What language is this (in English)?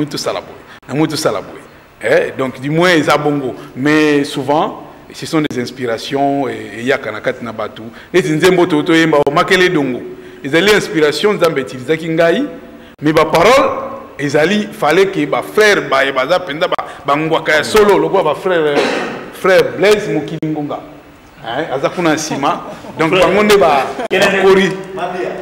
French